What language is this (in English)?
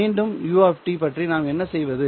Tamil